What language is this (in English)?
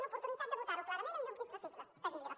Catalan